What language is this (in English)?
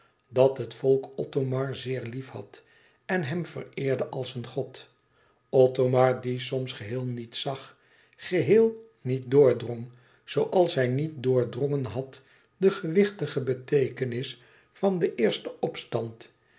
Dutch